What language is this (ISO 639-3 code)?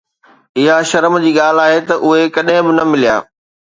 snd